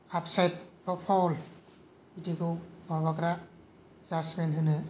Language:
Bodo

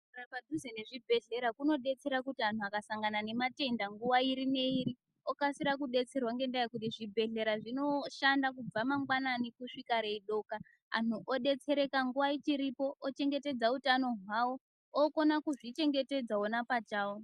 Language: Ndau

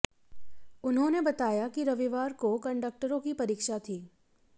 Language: Hindi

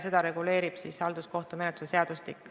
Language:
Estonian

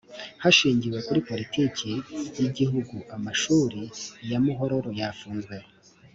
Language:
Kinyarwanda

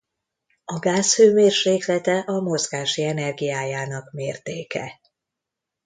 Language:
Hungarian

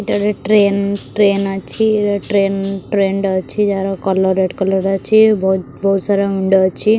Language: Odia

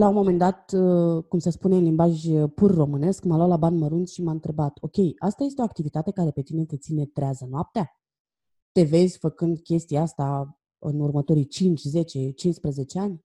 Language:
Romanian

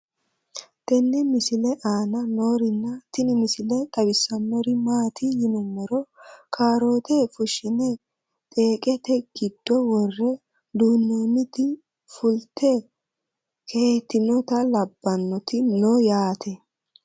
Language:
Sidamo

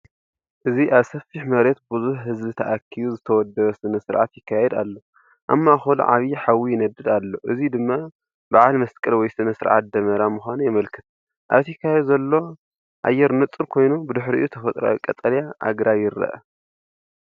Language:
Tigrinya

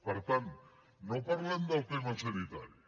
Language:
Catalan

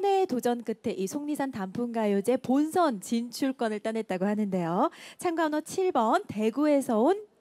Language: Korean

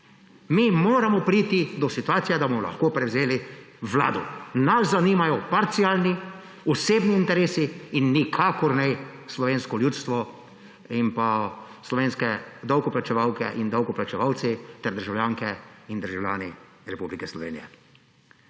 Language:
Slovenian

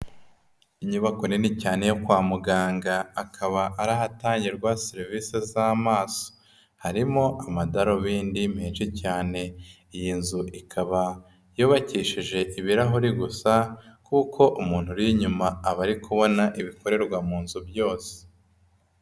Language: Kinyarwanda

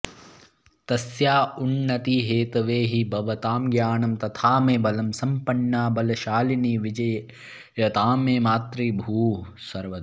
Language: Sanskrit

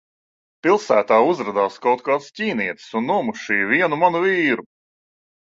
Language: Latvian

